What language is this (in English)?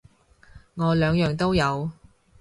Cantonese